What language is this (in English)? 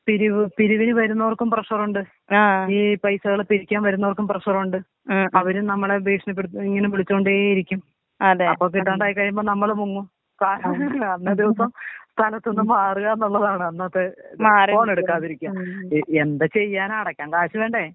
Malayalam